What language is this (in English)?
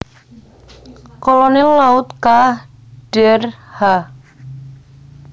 Javanese